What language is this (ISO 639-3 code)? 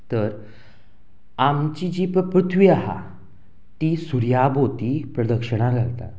kok